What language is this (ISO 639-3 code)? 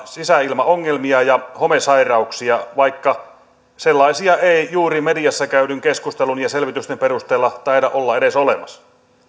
fin